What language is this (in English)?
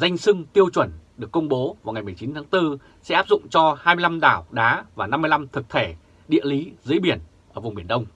Vietnamese